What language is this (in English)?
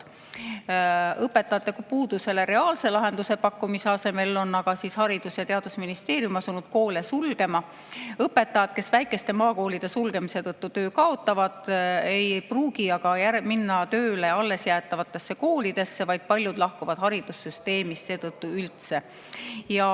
Estonian